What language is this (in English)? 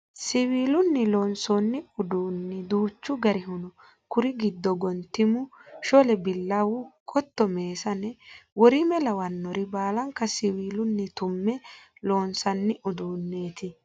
Sidamo